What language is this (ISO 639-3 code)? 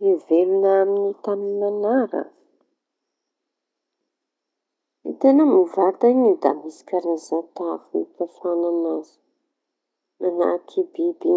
txy